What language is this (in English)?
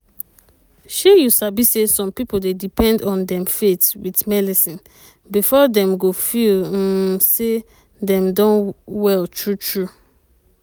Nigerian Pidgin